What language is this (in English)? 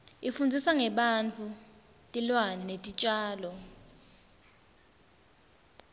Swati